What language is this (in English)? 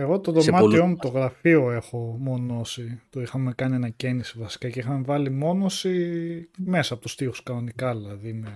Greek